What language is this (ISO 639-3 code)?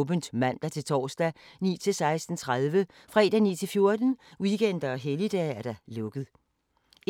dan